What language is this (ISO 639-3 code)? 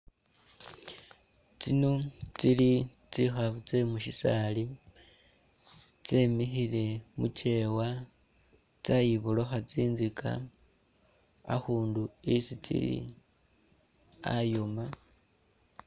myx